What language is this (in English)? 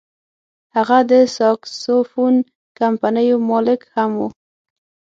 Pashto